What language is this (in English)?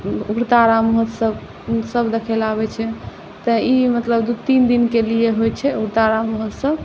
Maithili